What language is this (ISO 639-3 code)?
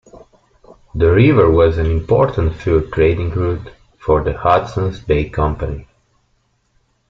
eng